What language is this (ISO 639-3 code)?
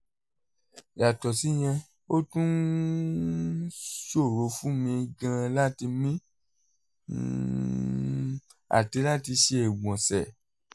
yor